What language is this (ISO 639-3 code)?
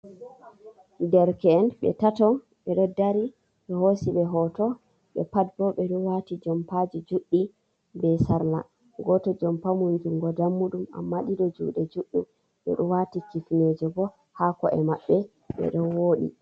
ful